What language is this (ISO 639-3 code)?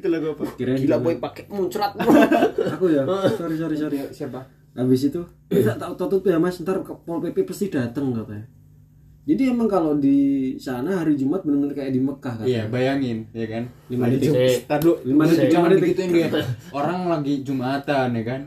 ind